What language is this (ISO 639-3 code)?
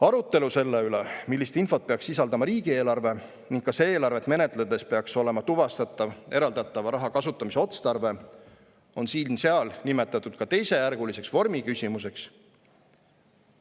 est